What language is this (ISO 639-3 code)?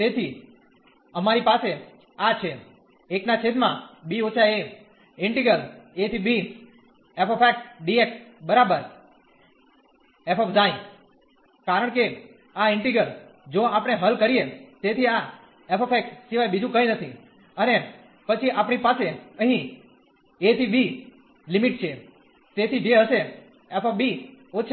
guj